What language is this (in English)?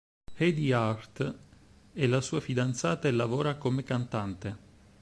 Italian